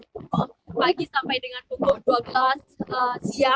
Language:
Indonesian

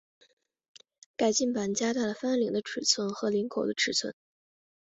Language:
Chinese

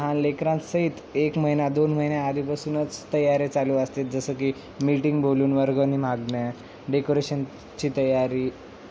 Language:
Marathi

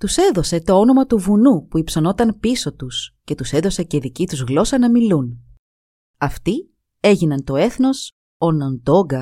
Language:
Greek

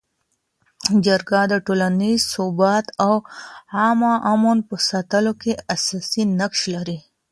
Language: Pashto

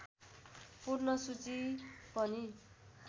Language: Nepali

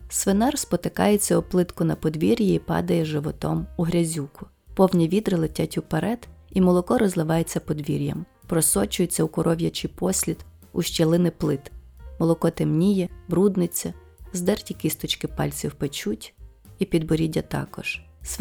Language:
Ukrainian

